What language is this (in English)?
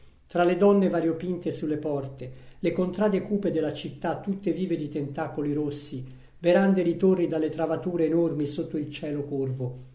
Italian